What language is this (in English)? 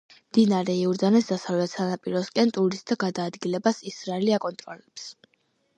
Georgian